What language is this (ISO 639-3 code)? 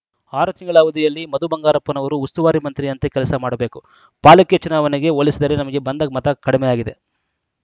kan